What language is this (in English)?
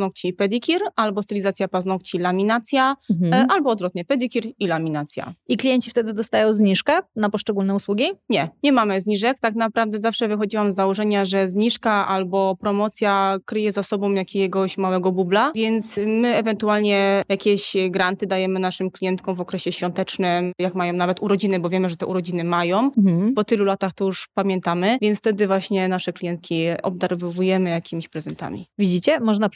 Polish